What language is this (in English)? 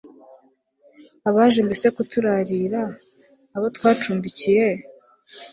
Kinyarwanda